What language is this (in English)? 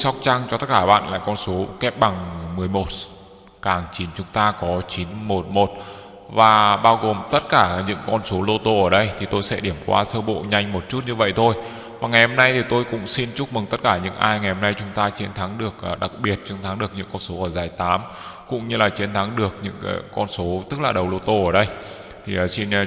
Vietnamese